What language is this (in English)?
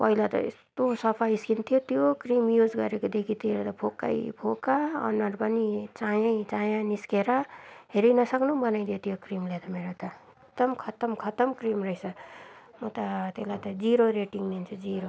Nepali